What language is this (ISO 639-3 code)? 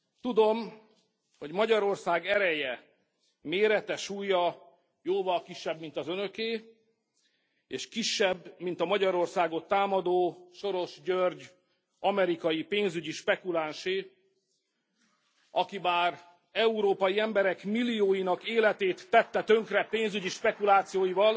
hun